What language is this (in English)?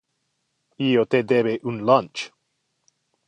Interlingua